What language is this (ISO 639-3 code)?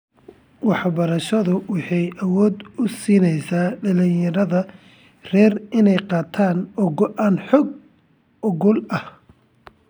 som